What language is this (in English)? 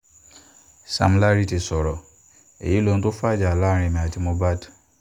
Yoruba